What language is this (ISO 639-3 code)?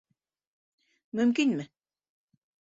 bak